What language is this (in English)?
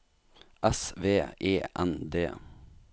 Norwegian